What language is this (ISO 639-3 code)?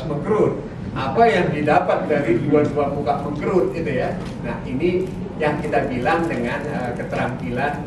ind